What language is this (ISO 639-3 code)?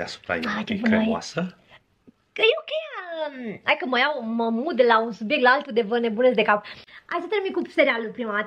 ron